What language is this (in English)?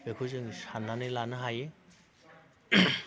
Bodo